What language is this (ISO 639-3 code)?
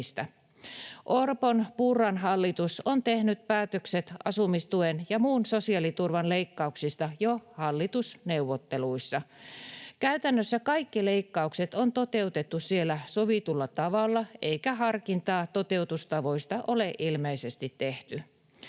fin